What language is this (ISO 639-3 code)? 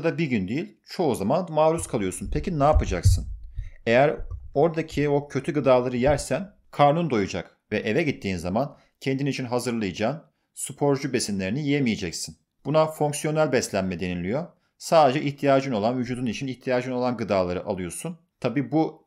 tur